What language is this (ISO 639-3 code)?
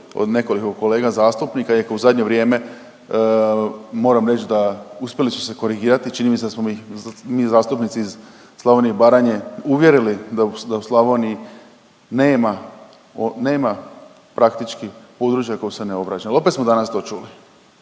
hrv